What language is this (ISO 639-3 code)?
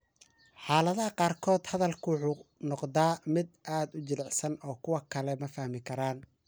som